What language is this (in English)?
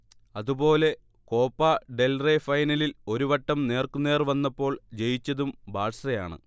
Malayalam